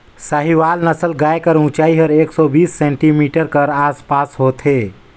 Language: Chhattisgarhi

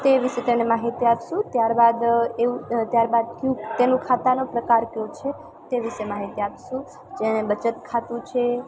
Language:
Gujarati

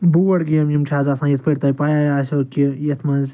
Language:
Kashmiri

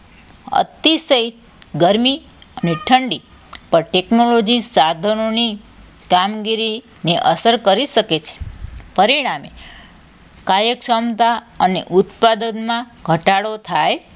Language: Gujarati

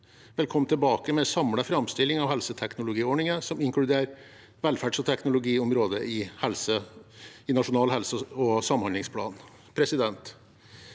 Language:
Norwegian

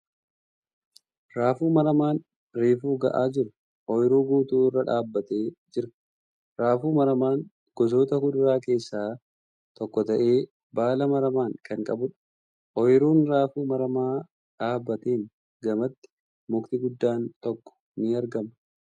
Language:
Oromo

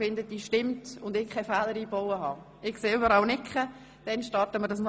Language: Swiss German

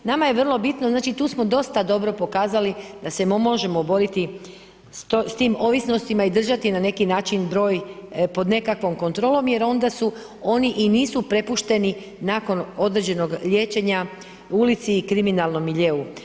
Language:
Croatian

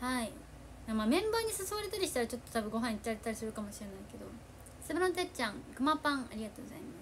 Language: Japanese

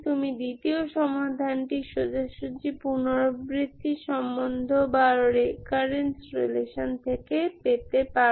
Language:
Bangla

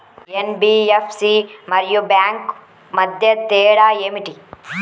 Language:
Telugu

